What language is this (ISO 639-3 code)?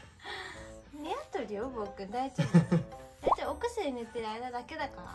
jpn